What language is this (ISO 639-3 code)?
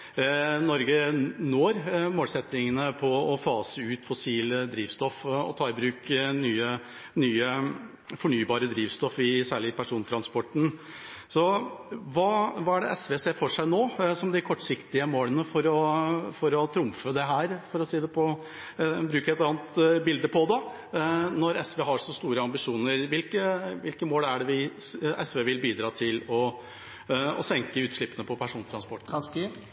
nob